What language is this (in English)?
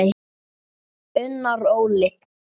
Icelandic